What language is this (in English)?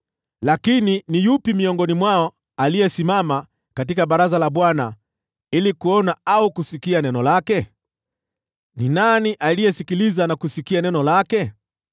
Swahili